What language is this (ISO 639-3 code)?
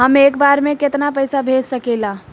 bho